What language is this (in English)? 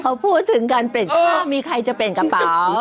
Thai